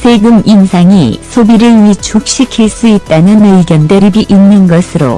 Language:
Korean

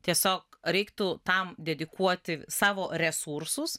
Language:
Lithuanian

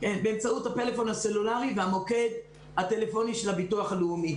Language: Hebrew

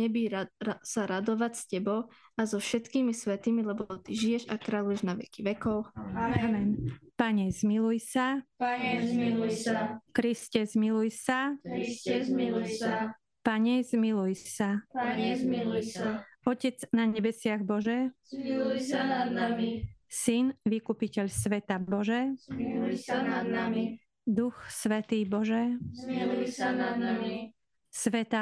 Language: Slovak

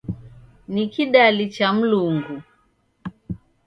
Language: Taita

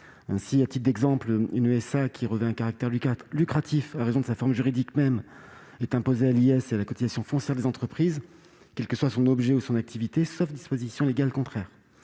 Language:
French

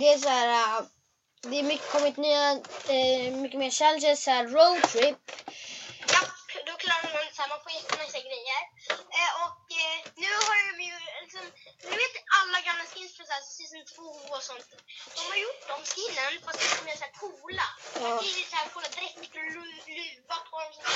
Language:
Swedish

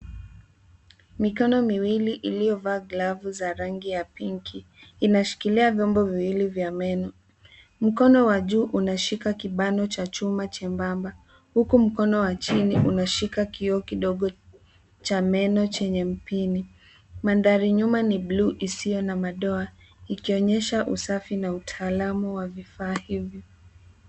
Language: Swahili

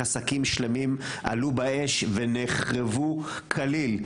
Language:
Hebrew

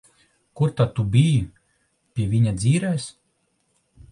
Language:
Latvian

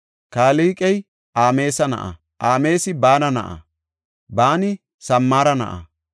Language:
Gofa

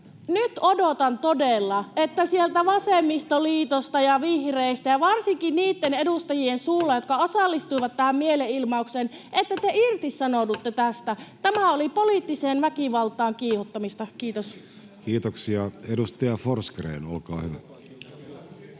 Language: Finnish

